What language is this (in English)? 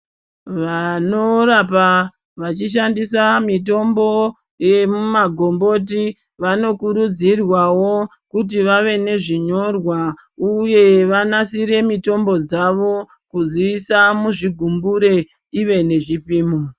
Ndau